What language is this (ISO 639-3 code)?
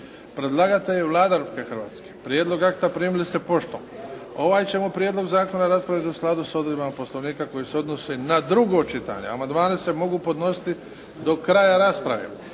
hrv